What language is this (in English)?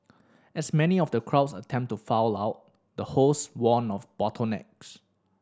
English